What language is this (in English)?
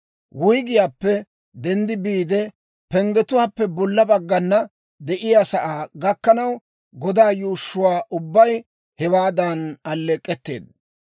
Dawro